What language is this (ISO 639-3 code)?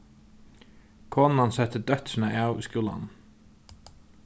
fao